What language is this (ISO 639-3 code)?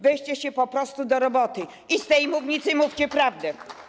pol